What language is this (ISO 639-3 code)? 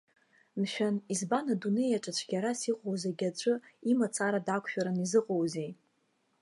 abk